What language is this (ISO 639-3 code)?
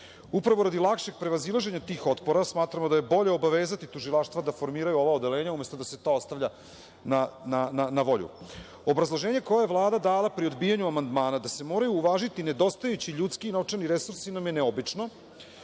srp